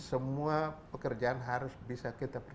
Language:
Indonesian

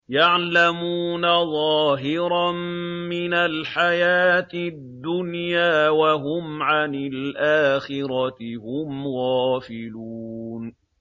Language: Arabic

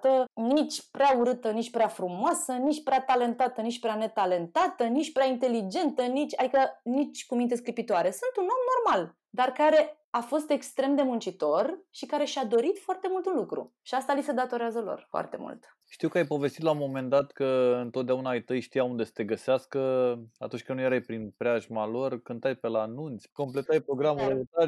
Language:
Romanian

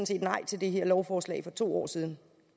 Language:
Danish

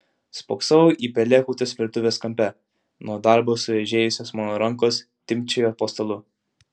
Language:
Lithuanian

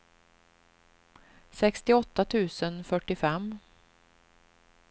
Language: Swedish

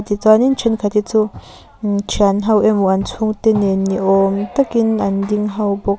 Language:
Mizo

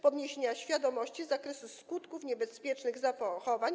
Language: Polish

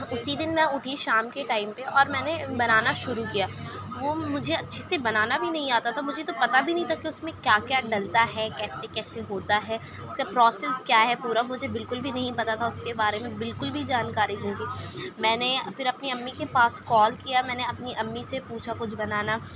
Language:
Urdu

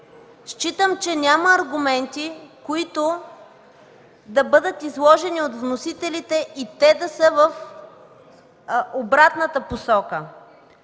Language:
Bulgarian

